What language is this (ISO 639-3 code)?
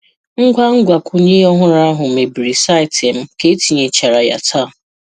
ibo